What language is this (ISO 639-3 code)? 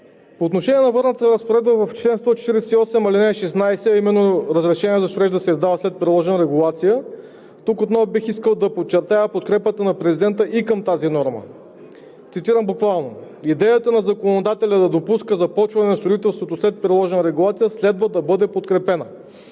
bul